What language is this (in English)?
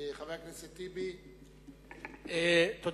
Hebrew